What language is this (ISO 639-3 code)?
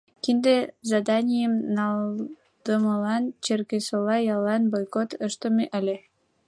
chm